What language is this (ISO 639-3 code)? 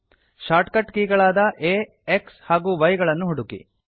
kan